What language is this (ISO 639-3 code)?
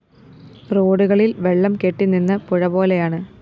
mal